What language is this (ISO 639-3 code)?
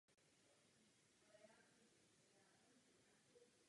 ces